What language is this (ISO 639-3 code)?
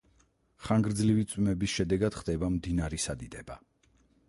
kat